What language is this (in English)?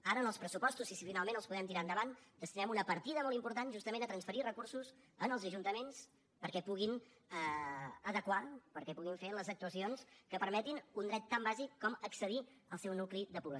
Catalan